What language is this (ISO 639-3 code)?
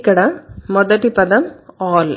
tel